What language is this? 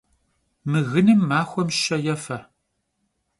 Kabardian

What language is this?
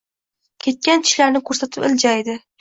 Uzbek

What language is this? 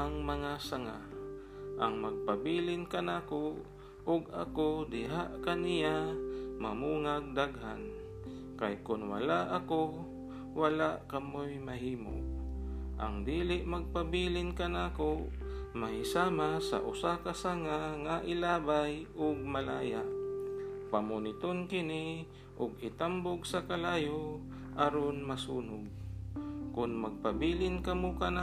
Filipino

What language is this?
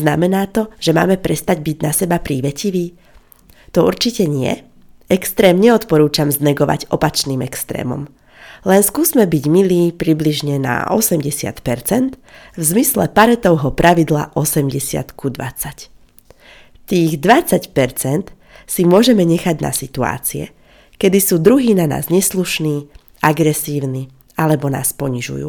Slovak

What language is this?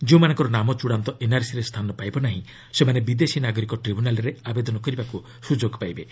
Odia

